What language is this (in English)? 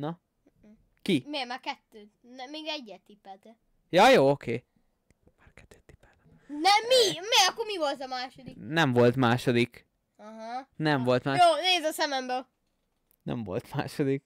Hungarian